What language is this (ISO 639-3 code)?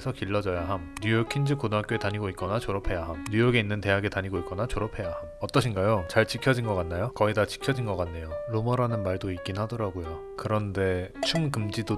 kor